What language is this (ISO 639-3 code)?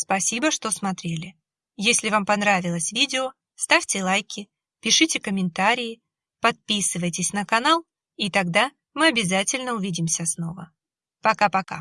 rus